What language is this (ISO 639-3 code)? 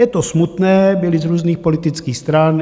ces